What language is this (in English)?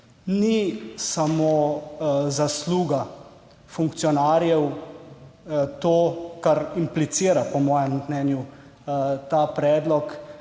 Slovenian